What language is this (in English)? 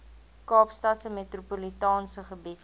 Afrikaans